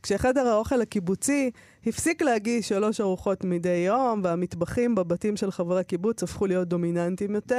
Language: Hebrew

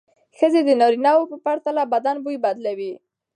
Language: Pashto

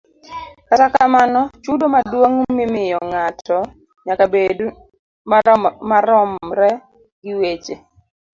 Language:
Luo (Kenya and Tanzania)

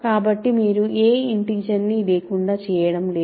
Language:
Telugu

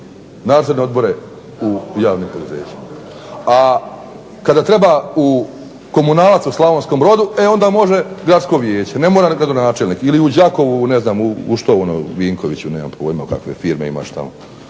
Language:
Croatian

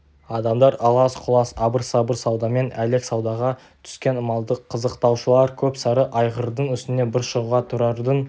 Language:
Kazakh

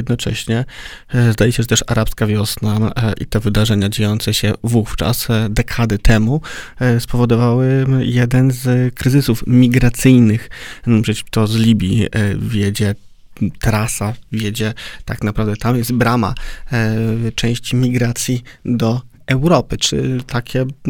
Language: Polish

